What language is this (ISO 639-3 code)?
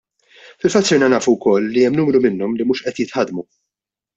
mlt